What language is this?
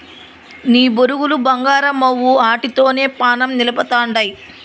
Telugu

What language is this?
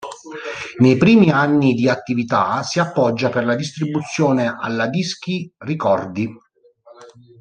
Italian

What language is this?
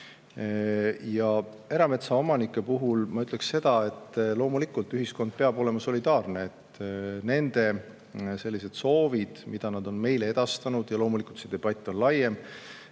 Estonian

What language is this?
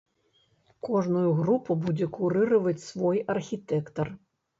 Belarusian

